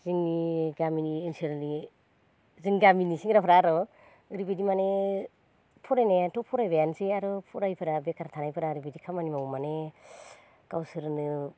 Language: Bodo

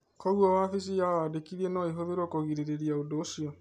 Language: Kikuyu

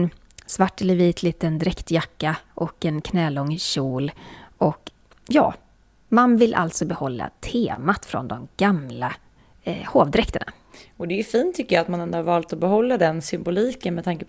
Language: Swedish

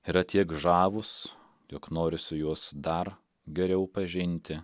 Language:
Lithuanian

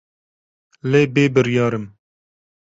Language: Kurdish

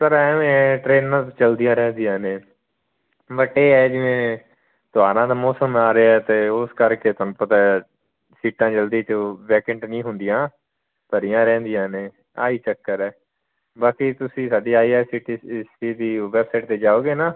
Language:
Punjabi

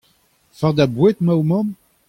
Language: Breton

